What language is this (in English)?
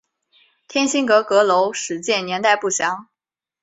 Chinese